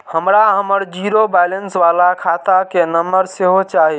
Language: Maithili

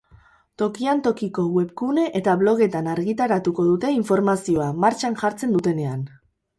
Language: Basque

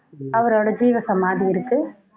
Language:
Tamil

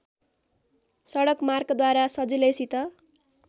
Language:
Nepali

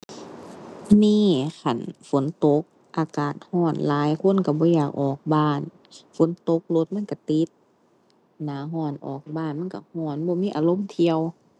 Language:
Thai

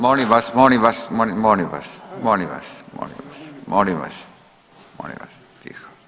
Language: Croatian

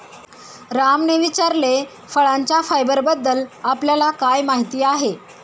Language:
Marathi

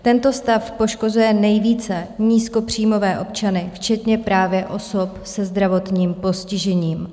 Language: Czech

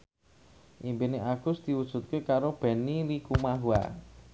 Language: Javanese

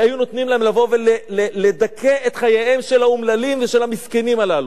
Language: Hebrew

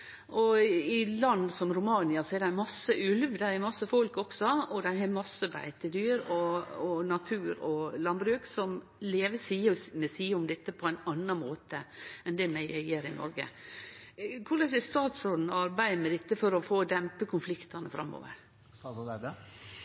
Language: Norwegian Nynorsk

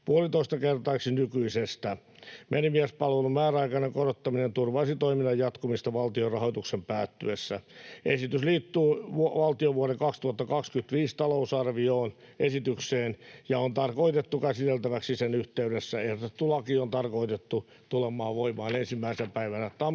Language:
Finnish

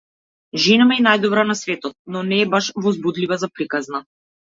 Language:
Macedonian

